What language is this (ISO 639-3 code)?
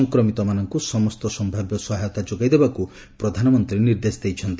ori